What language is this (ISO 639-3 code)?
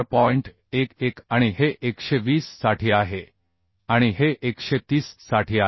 mar